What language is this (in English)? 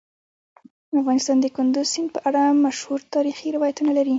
Pashto